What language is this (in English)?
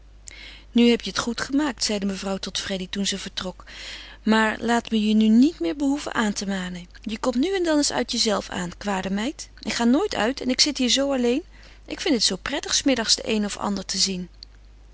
Dutch